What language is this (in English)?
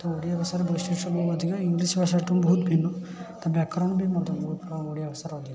Odia